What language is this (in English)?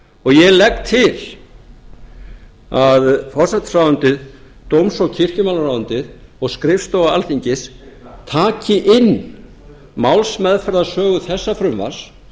Icelandic